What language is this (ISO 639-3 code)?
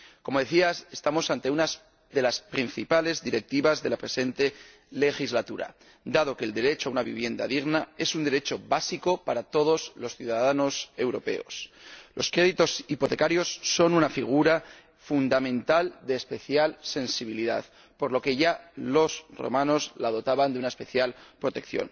spa